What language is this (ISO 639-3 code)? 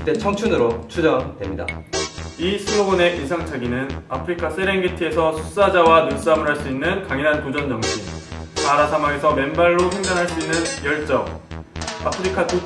kor